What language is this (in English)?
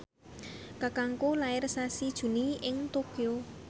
Javanese